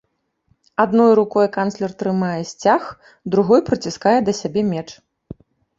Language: Belarusian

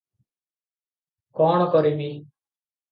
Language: Odia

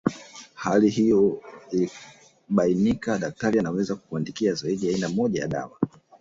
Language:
Swahili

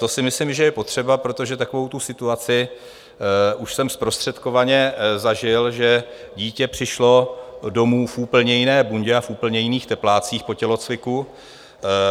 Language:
Czech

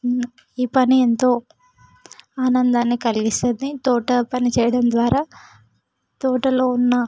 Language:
Telugu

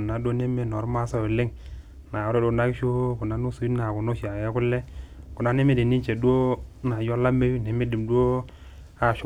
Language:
Masai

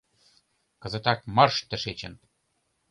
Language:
Mari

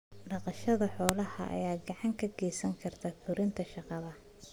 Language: Somali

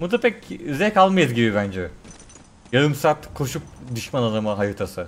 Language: Turkish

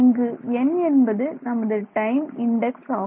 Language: Tamil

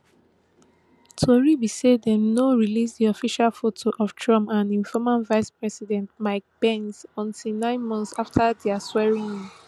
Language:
Nigerian Pidgin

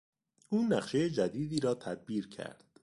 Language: Persian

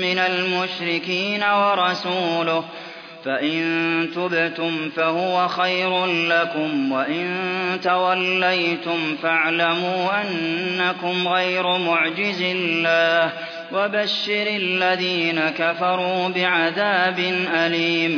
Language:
Arabic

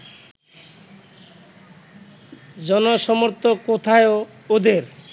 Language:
Bangla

